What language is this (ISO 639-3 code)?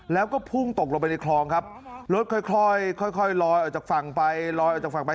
tha